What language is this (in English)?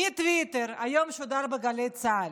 Hebrew